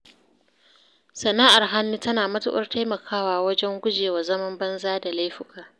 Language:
Hausa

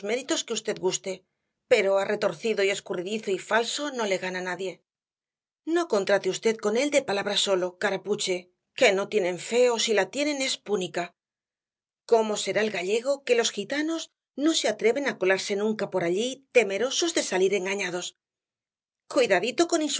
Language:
Spanish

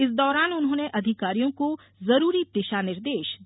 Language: Hindi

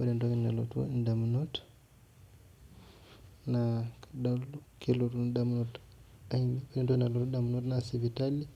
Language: Masai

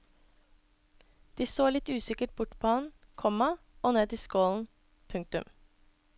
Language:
Norwegian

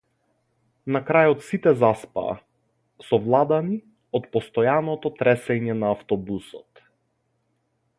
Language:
Macedonian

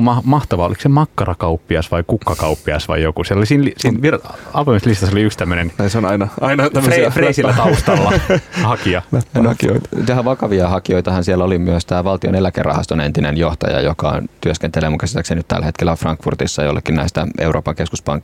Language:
Finnish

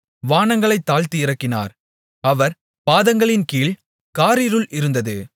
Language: Tamil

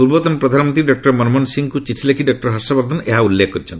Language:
Odia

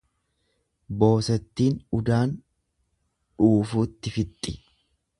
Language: Oromo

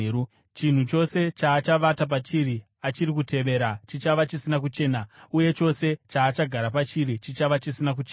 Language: Shona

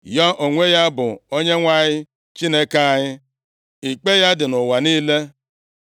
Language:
Igbo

